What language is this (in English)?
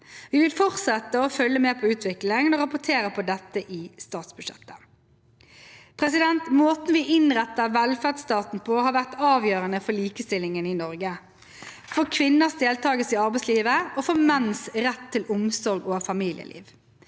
Norwegian